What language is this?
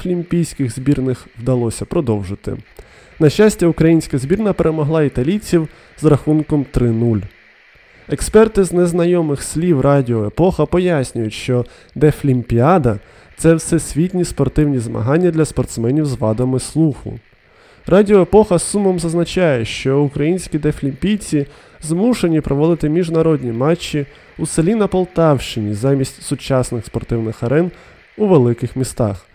Ukrainian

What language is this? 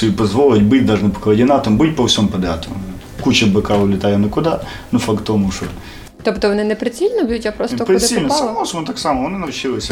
Ukrainian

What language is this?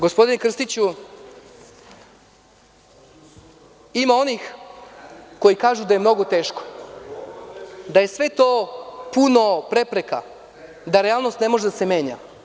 Serbian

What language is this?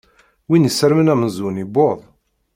Kabyle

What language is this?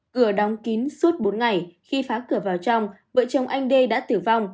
Vietnamese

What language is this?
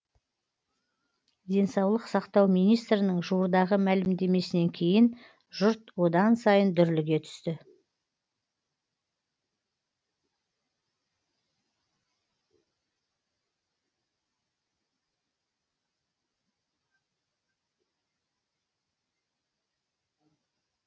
Kazakh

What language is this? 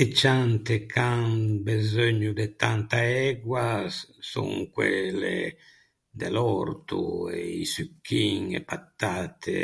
Ligurian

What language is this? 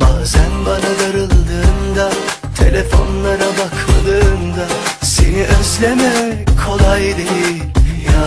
Turkish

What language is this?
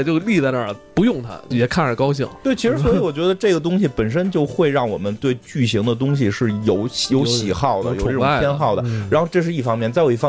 Chinese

